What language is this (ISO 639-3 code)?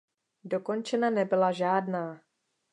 ces